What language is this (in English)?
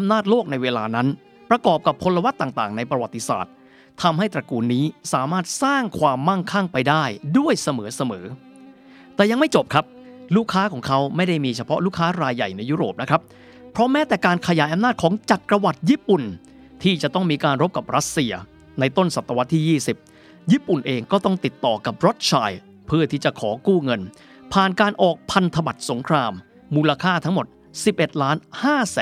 Thai